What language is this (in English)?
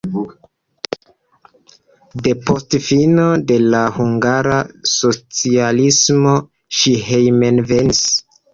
Esperanto